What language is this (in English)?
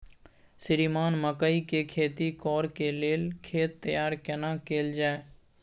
Maithili